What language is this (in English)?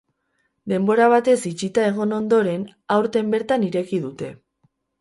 Basque